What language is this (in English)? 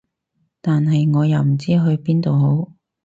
Cantonese